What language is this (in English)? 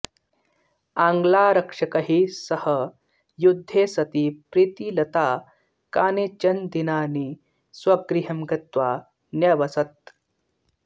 Sanskrit